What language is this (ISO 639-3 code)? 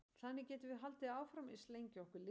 isl